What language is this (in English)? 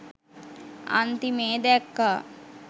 Sinhala